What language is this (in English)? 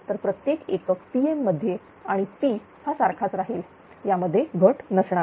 Marathi